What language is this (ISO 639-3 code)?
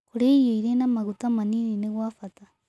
kik